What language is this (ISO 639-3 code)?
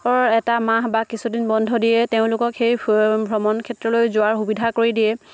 asm